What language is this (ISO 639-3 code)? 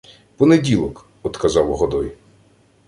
ukr